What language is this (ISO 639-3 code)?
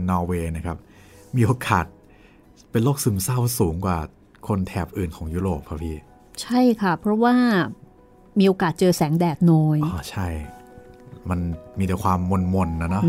tha